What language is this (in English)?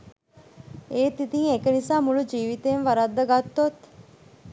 Sinhala